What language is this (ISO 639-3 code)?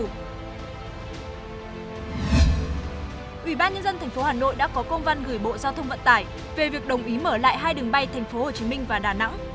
vie